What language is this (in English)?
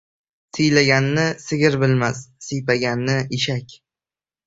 Uzbek